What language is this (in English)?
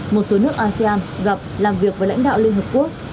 Vietnamese